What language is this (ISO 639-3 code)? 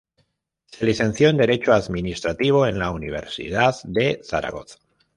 spa